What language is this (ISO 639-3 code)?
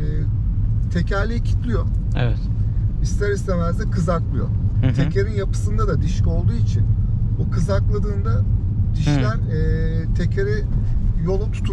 tur